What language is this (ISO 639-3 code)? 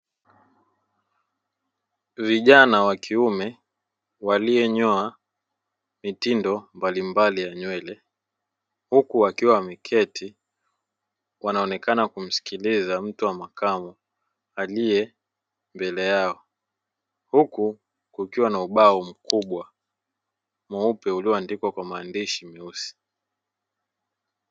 swa